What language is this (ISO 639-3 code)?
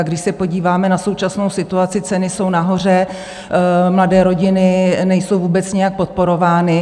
ces